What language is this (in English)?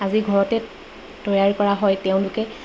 Assamese